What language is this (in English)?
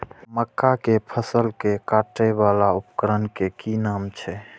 Maithili